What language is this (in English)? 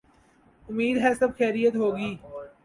Urdu